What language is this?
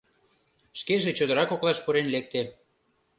Mari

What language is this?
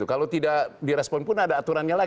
Indonesian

